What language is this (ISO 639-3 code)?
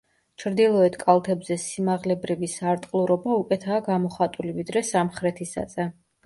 kat